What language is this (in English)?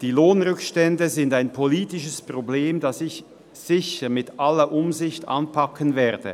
Swiss German